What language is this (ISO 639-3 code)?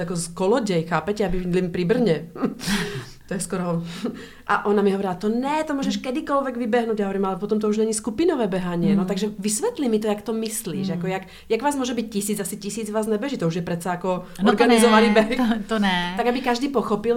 ces